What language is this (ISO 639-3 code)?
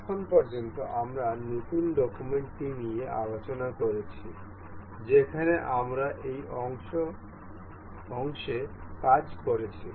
ben